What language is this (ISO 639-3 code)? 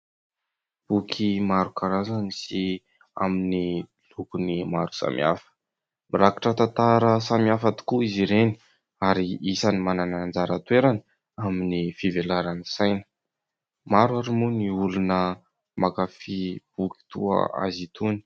mlg